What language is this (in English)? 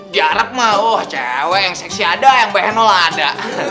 Indonesian